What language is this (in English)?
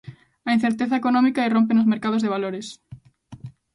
Galician